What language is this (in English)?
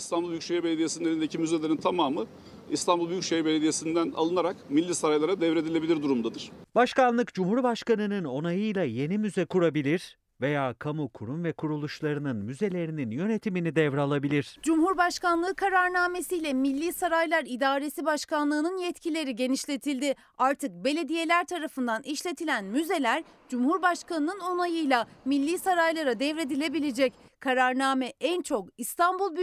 Turkish